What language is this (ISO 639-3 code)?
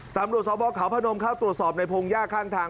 tha